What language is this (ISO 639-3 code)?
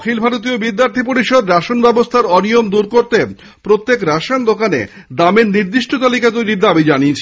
ben